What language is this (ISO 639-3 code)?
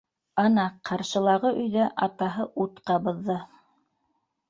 bak